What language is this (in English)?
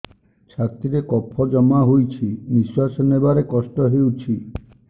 Odia